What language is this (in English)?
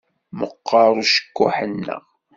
Kabyle